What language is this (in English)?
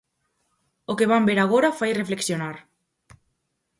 Galician